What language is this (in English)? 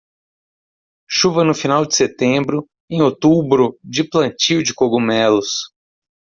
Portuguese